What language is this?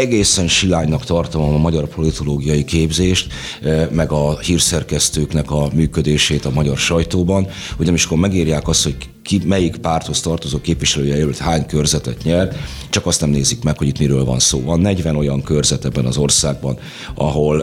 Hungarian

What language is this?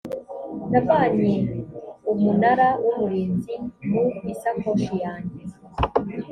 Kinyarwanda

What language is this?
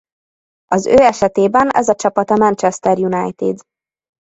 Hungarian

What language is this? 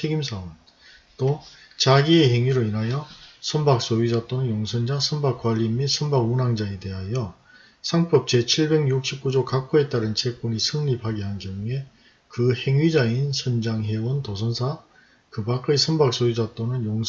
Korean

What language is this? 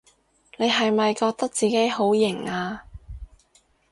Cantonese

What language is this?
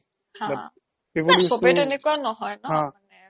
Assamese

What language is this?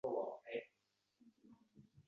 Uzbek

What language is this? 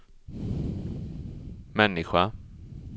Swedish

